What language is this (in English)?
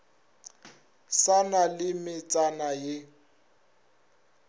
Northern Sotho